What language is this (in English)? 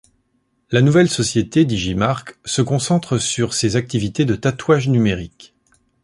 French